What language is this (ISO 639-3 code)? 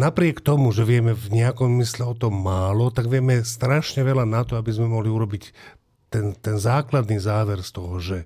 slk